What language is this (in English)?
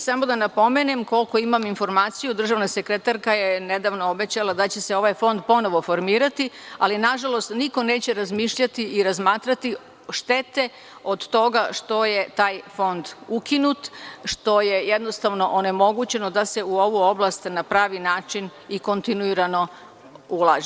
Serbian